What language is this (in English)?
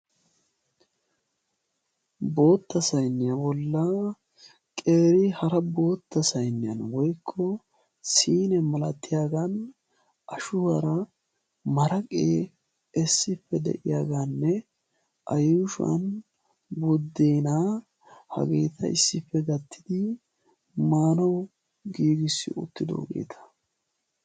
Wolaytta